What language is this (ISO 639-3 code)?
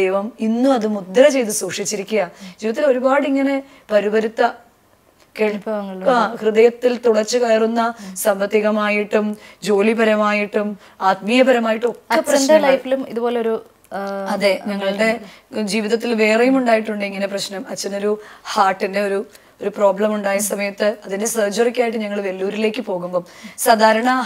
mal